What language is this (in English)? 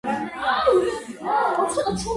Georgian